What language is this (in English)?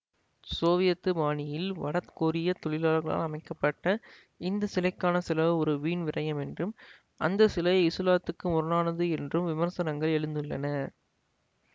Tamil